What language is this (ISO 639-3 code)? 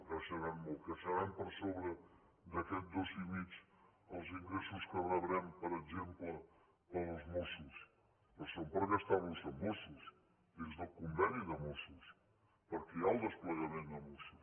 cat